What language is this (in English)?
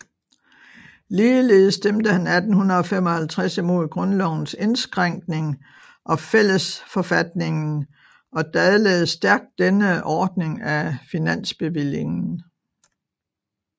Danish